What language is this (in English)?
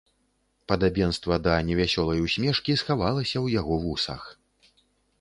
Belarusian